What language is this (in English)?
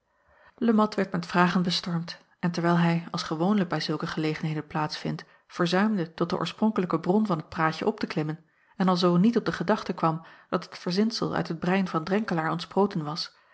Dutch